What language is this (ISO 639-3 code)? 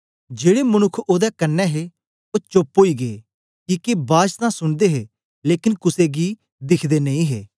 doi